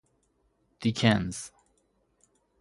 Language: Persian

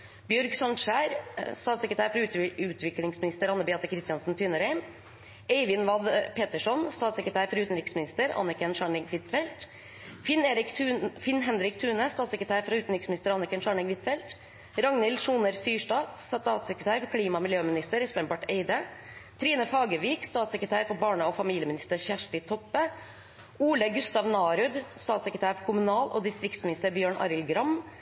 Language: Norwegian Bokmål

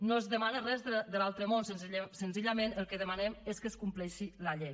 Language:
Catalan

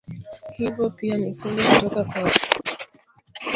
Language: Swahili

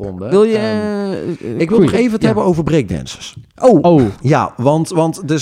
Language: Dutch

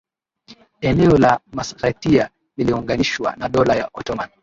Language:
Swahili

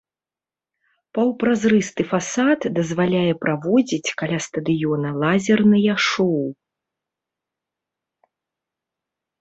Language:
Belarusian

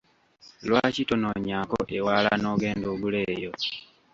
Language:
Ganda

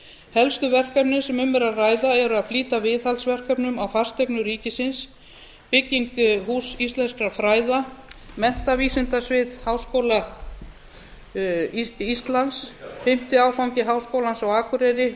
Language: Icelandic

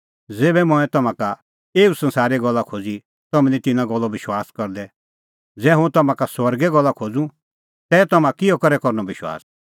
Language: Kullu Pahari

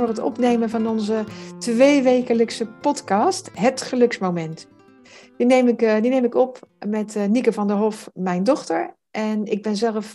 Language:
Dutch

